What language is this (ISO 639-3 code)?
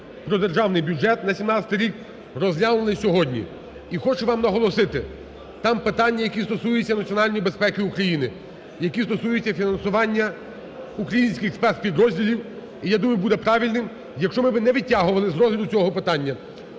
ukr